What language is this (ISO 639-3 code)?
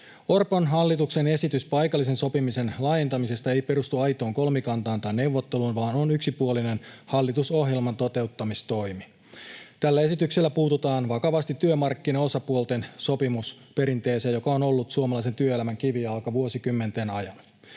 fin